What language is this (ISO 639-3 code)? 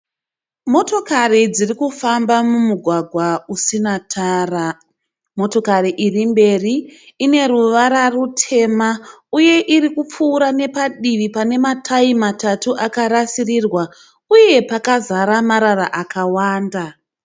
sna